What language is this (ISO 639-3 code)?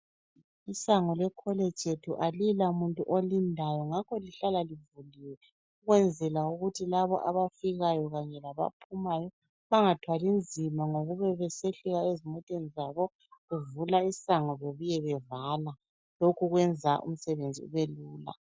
nde